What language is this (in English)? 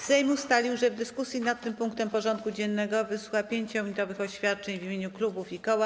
Polish